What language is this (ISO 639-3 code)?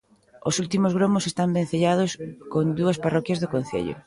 glg